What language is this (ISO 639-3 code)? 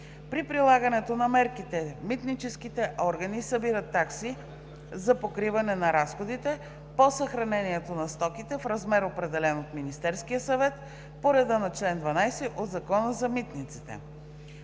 bul